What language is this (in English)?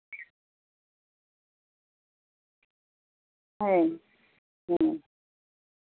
Santali